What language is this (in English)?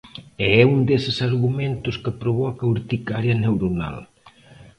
Galician